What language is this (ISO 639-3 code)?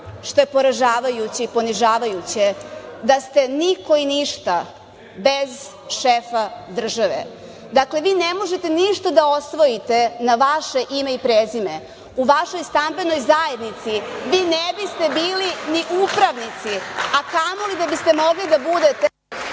srp